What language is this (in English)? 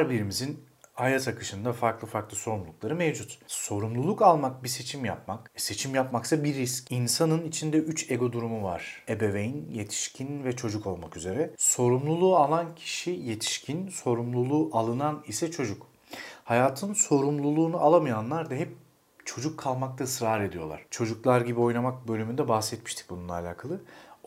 Turkish